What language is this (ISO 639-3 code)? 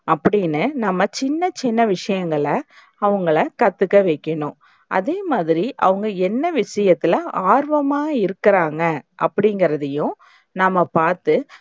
tam